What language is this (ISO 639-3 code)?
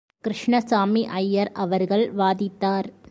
tam